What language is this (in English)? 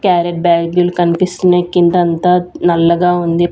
Telugu